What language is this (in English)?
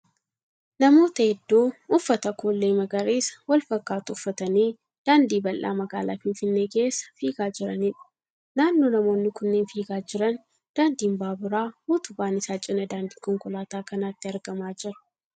Oromo